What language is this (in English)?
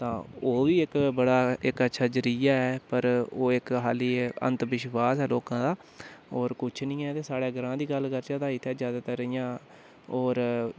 Dogri